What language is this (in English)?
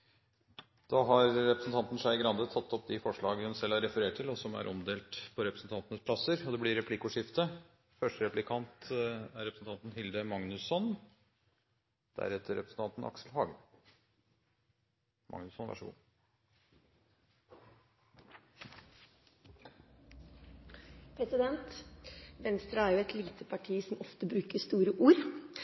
Norwegian Bokmål